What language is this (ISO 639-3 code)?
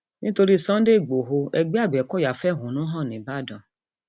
yor